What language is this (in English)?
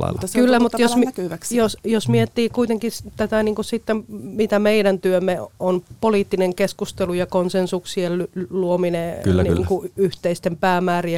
Finnish